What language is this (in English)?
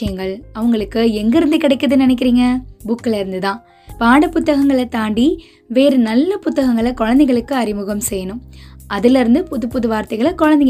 Tamil